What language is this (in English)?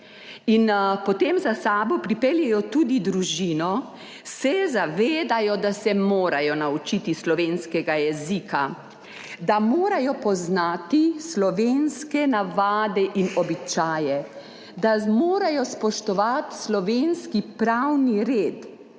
Slovenian